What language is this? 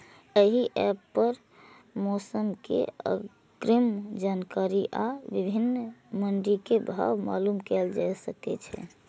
Maithili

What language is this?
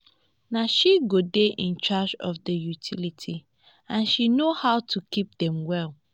Nigerian Pidgin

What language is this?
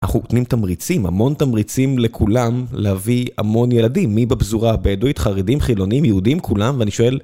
Hebrew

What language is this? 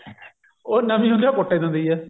Punjabi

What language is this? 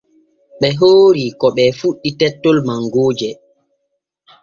Borgu Fulfulde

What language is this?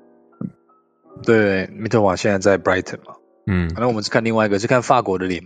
Chinese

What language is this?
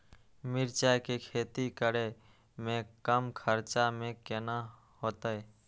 Maithili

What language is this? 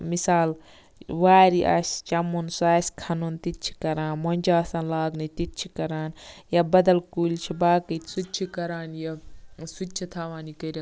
Kashmiri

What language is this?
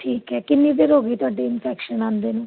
Punjabi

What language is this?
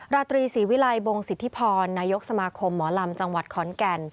Thai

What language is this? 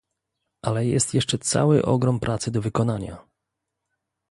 Polish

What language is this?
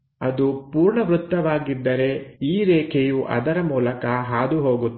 Kannada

